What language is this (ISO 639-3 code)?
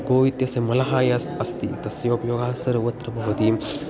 san